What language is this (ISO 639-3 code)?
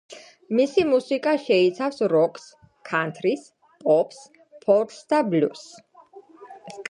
kat